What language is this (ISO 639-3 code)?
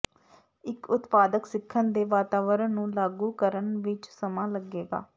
pan